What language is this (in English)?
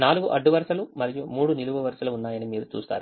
Telugu